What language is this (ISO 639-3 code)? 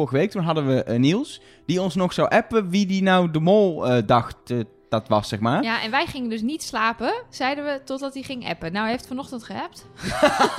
nld